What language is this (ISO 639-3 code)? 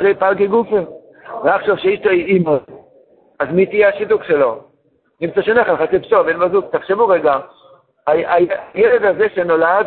heb